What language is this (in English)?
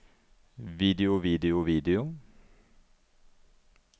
Norwegian